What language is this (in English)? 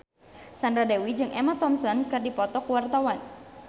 Sundanese